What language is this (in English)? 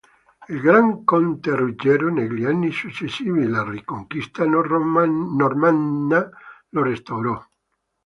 Italian